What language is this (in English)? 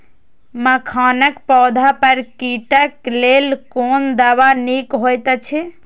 Maithili